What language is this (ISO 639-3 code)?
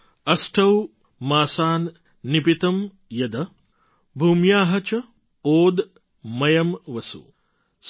guj